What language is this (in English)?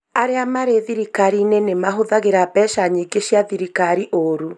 Kikuyu